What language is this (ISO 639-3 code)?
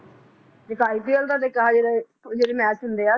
pan